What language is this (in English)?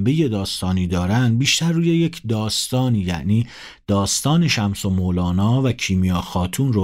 Persian